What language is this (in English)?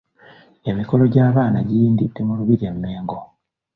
Ganda